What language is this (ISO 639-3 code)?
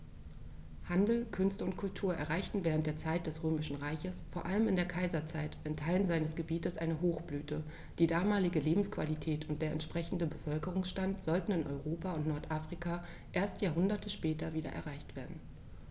deu